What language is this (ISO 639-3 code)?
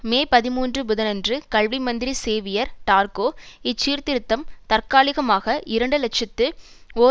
tam